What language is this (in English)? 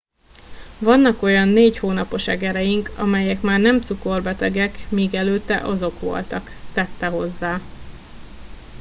Hungarian